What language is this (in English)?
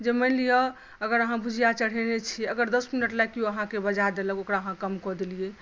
Maithili